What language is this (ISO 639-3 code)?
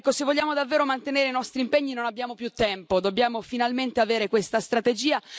ita